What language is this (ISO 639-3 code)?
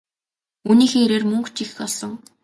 mon